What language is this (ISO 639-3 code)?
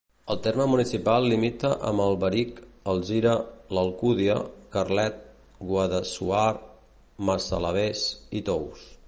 cat